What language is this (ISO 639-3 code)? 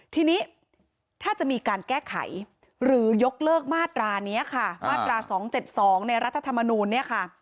tha